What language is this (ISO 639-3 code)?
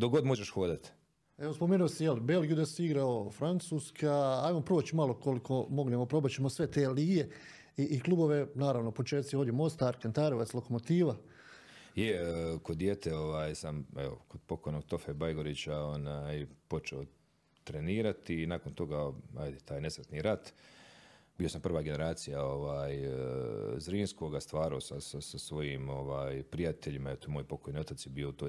hrv